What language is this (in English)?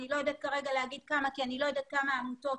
Hebrew